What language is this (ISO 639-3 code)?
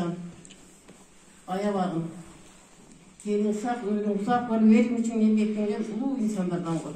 tur